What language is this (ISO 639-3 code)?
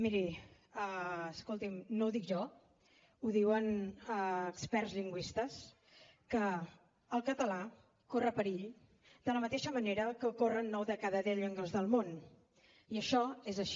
cat